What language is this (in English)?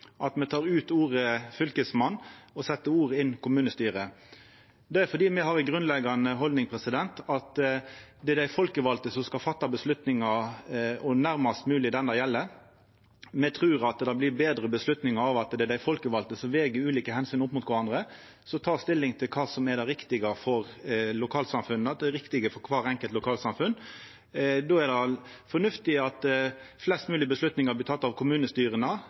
Norwegian Nynorsk